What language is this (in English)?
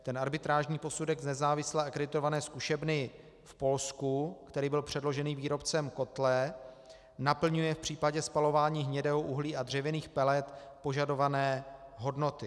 Czech